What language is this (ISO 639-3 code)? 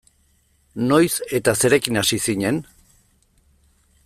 eus